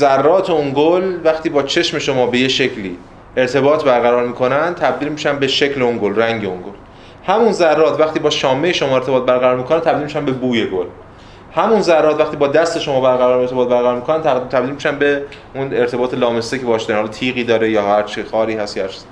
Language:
Persian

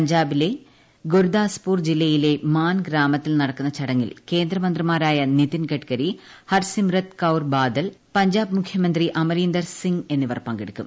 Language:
Malayalam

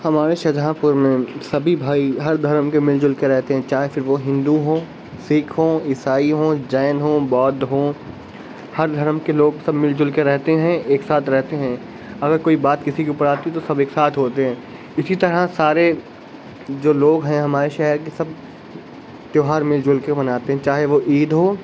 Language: Urdu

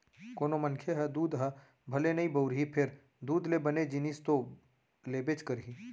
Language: Chhattisgarhi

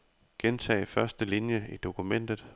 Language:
Danish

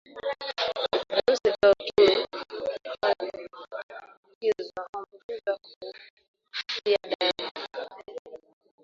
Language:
Swahili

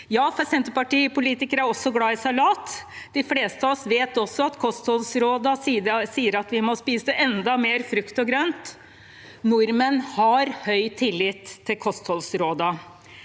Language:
Norwegian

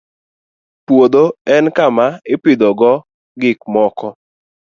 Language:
Luo (Kenya and Tanzania)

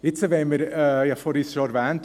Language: Swiss German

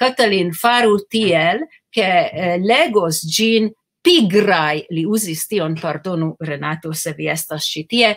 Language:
Romanian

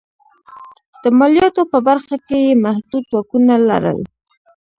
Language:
Pashto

